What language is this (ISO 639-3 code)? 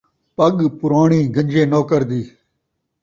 skr